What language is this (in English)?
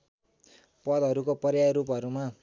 Nepali